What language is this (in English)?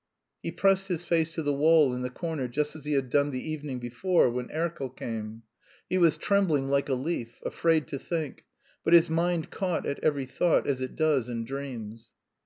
English